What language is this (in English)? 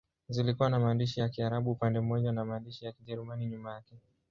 Swahili